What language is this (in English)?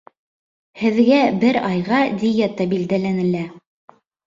Bashkir